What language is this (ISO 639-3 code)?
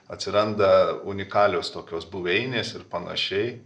lit